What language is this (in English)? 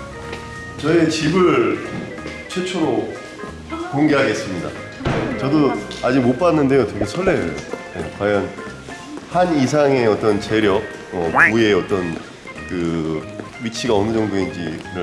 Korean